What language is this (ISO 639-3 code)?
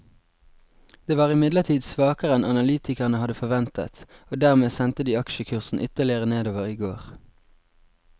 nor